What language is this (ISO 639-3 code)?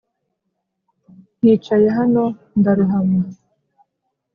kin